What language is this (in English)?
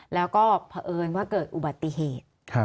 Thai